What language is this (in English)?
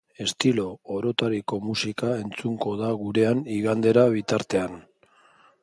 Basque